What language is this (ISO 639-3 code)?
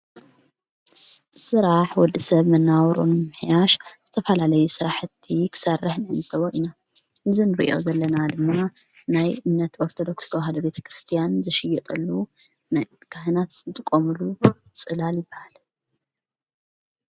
tir